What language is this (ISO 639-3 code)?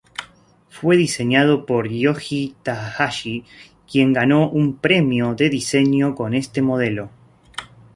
spa